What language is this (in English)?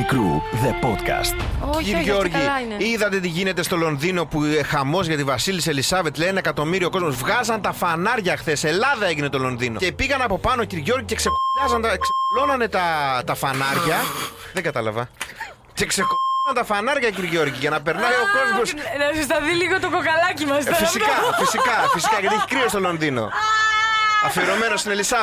Greek